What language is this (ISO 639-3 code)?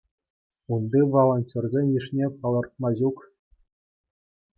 chv